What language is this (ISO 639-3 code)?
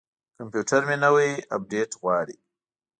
pus